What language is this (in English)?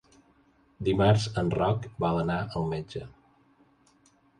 Catalan